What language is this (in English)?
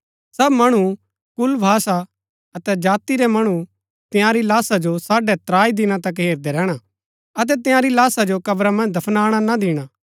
Gaddi